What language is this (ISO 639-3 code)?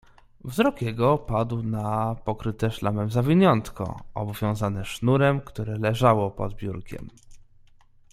pol